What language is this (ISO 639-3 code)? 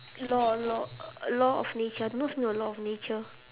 eng